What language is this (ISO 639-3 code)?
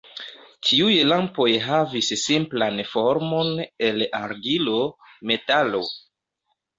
epo